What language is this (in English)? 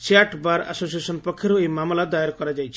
Odia